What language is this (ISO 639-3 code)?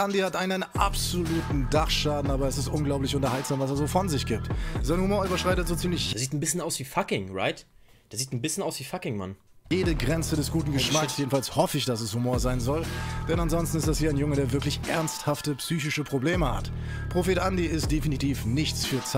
deu